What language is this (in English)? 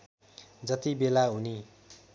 Nepali